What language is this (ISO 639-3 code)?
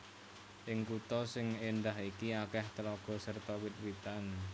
jav